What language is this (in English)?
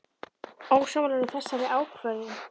Icelandic